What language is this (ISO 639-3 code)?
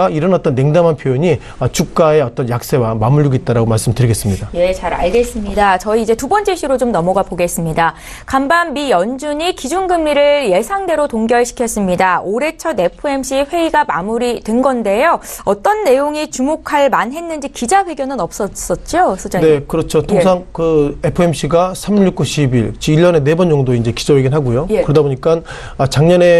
kor